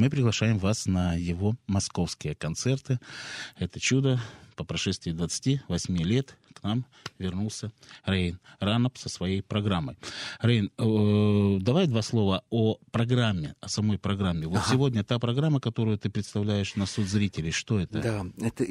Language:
Russian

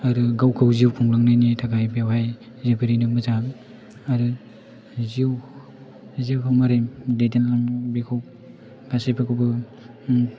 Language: Bodo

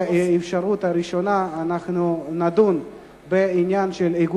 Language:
Hebrew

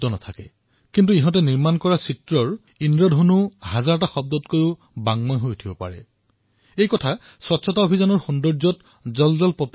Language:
Assamese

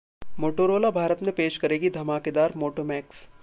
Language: Hindi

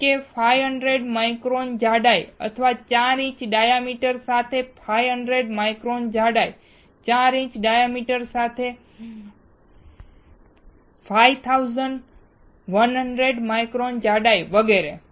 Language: Gujarati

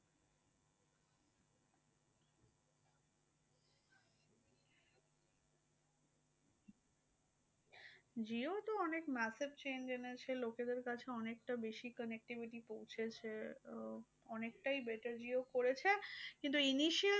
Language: Bangla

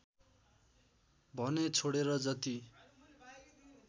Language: Nepali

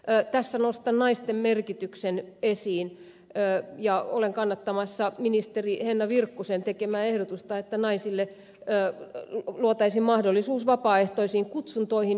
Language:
Finnish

